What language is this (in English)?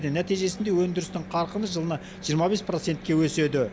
Kazakh